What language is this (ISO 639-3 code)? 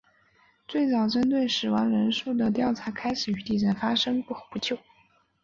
zho